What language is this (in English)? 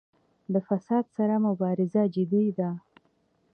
Pashto